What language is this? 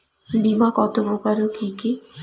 Bangla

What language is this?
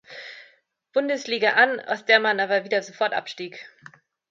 German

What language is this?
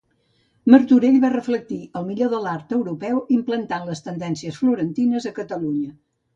Catalan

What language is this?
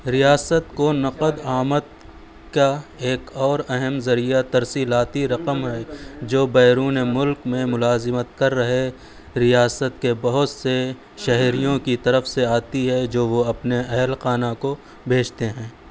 Urdu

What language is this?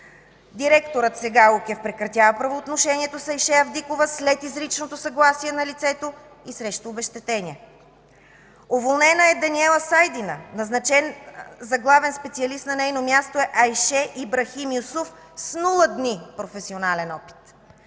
Bulgarian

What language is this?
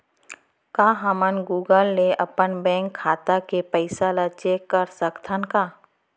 Chhattisgarhi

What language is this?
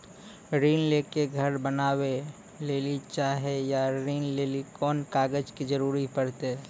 Maithili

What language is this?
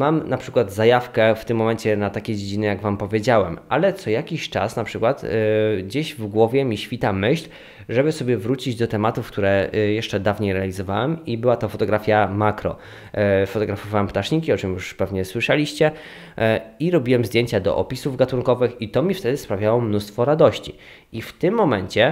Polish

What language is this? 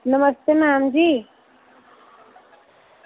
Dogri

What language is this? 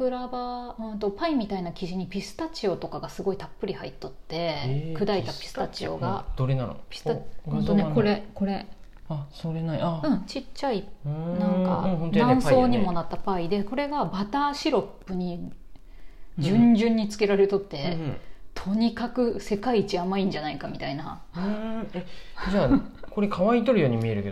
Japanese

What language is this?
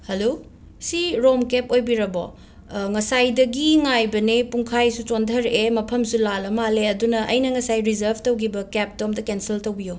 Manipuri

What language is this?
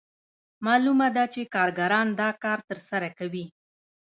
Pashto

